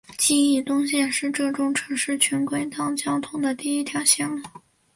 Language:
Chinese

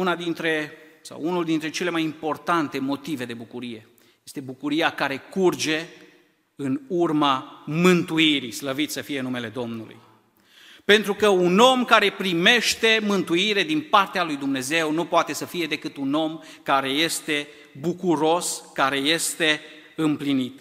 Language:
Romanian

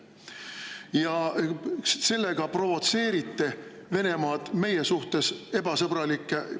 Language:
Estonian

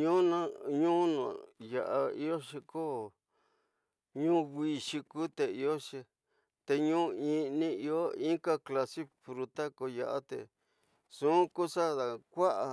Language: Tidaá Mixtec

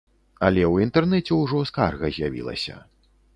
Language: Belarusian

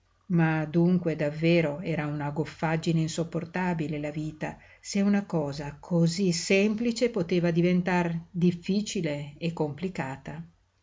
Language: Italian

